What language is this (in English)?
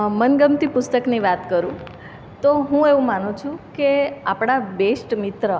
Gujarati